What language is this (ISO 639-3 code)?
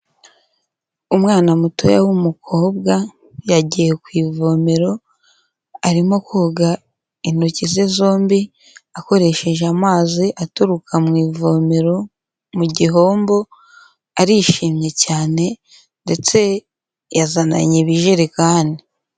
kin